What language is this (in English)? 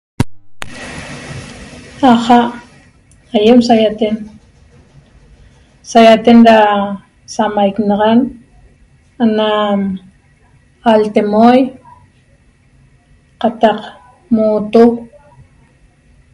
Toba